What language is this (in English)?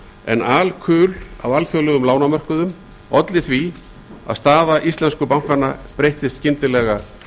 Icelandic